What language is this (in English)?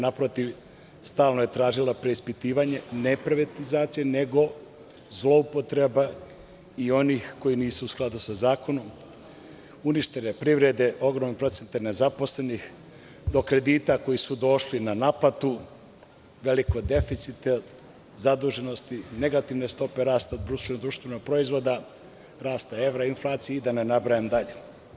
Serbian